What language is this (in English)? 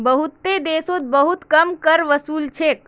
Magahi